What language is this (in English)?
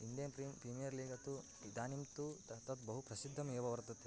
Sanskrit